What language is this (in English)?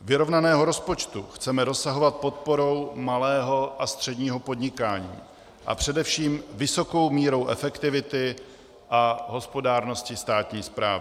Czech